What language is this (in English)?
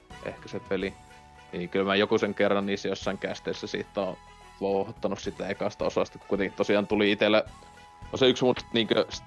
Finnish